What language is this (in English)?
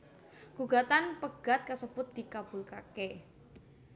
Javanese